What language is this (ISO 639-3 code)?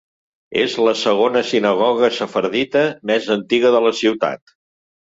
cat